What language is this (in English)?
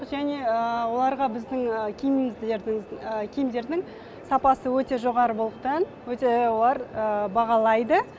Kazakh